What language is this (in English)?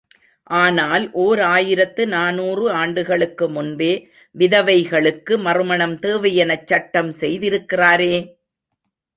Tamil